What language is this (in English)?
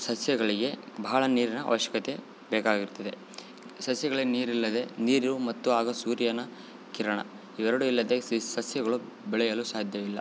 Kannada